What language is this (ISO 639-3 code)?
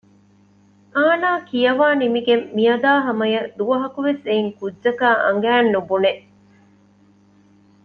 div